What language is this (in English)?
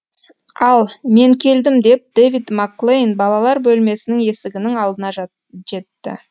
Kazakh